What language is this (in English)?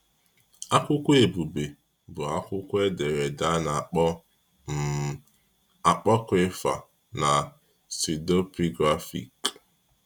Igbo